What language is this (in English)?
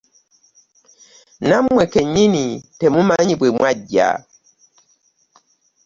Ganda